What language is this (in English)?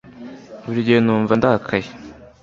Kinyarwanda